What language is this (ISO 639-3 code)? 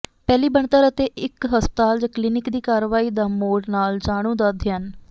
pan